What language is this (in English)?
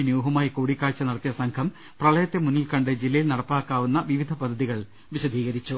Malayalam